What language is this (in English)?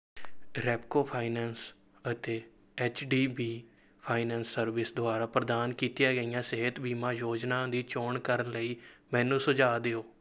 Punjabi